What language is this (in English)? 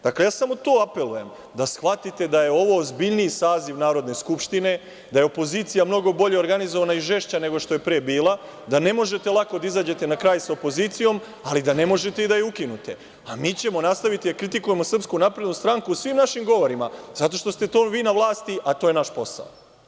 Serbian